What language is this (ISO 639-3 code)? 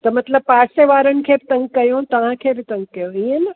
snd